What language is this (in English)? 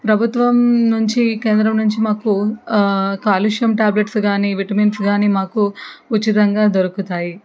Telugu